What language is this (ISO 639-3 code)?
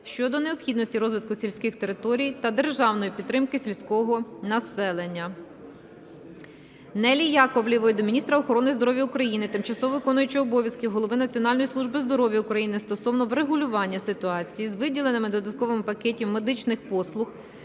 ukr